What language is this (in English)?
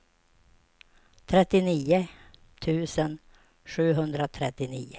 Swedish